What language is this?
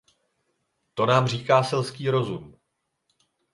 Czech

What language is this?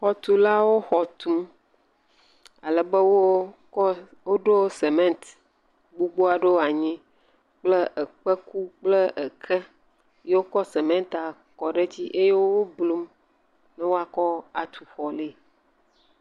Ewe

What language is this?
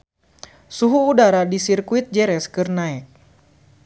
Sundanese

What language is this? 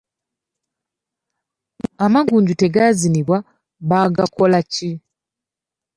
Ganda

